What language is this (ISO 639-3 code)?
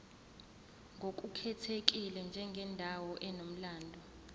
zul